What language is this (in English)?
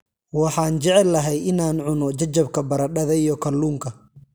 Somali